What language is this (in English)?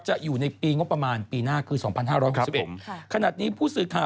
Thai